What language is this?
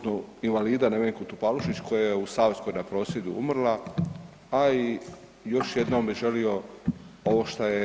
Croatian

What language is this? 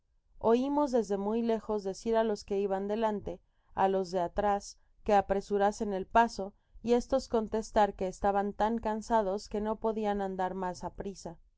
Spanish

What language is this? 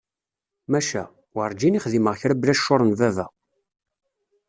Kabyle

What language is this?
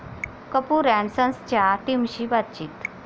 Marathi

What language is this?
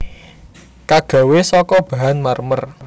Javanese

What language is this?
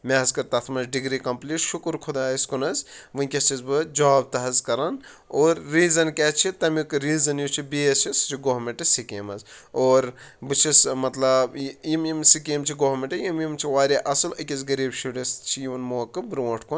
Kashmiri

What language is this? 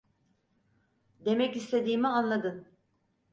Turkish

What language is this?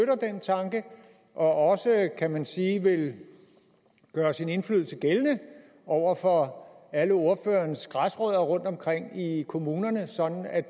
Danish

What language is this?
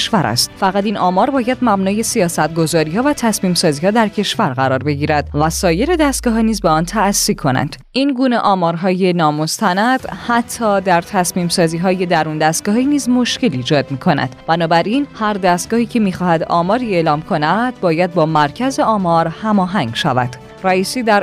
Persian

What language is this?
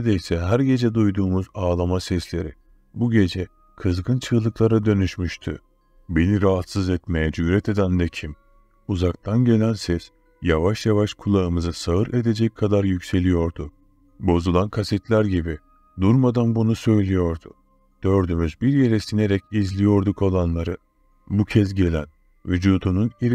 Turkish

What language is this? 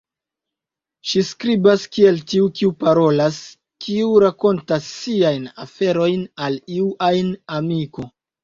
Esperanto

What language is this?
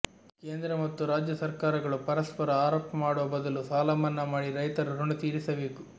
Kannada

